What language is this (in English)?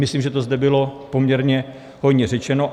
Czech